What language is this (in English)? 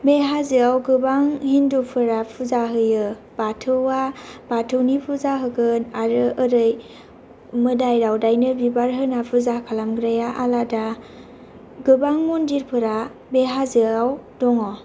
Bodo